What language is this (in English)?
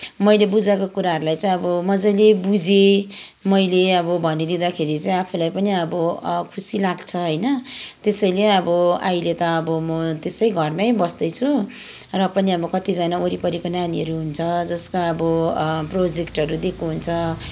Nepali